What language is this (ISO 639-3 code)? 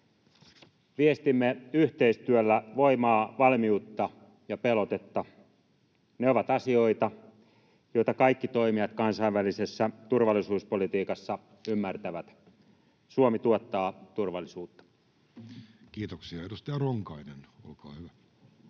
fin